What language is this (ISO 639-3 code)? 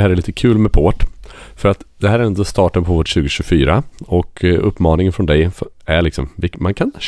swe